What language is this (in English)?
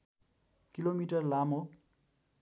Nepali